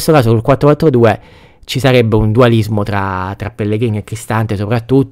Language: Italian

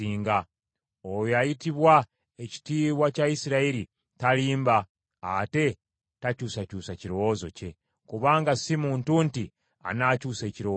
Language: Ganda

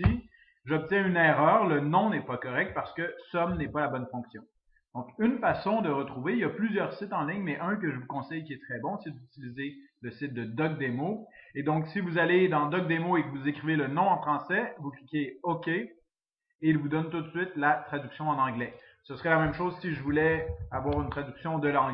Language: French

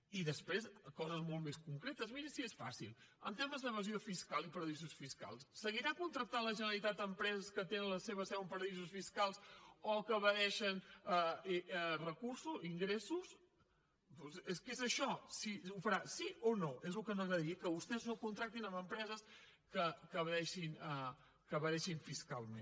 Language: Catalan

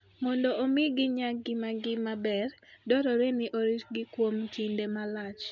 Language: Luo (Kenya and Tanzania)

